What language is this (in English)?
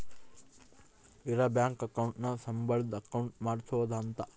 Kannada